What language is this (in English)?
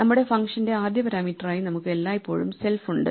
Malayalam